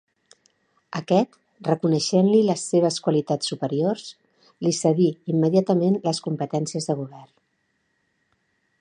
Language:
Catalan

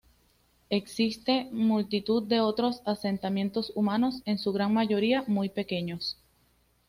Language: Spanish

